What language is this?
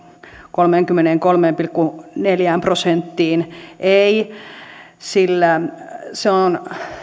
Finnish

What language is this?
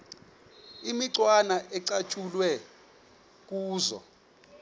Xhosa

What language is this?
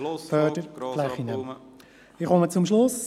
Swiss German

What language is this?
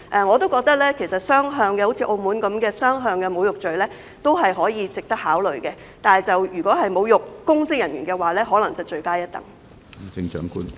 Cantonese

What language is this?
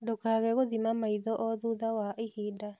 Kikuyu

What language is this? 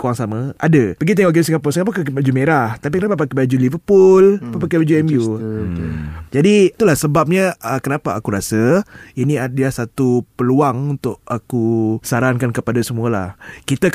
Malay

